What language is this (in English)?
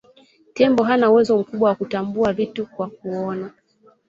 Swahili